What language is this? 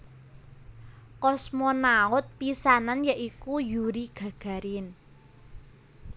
Javanese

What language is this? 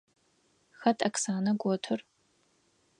Adyghe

